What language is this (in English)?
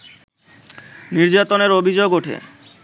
Bangla